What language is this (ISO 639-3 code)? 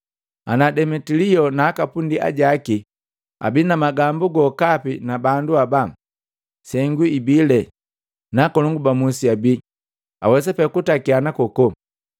mgv